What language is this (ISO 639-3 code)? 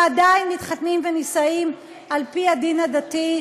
heb